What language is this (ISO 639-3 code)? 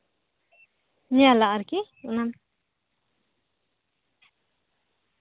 sat